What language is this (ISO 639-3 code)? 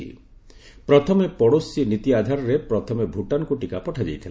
ori